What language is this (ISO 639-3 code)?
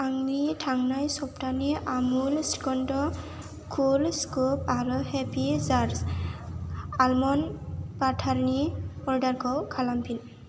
brx